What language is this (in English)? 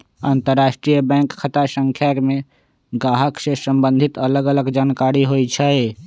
Magahi